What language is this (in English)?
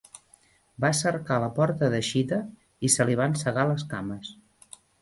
Catalan